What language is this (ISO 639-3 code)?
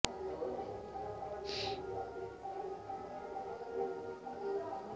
ben